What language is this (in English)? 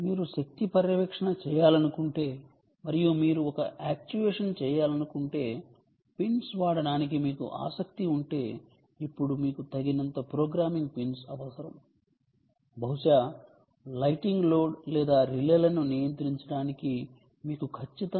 Telugu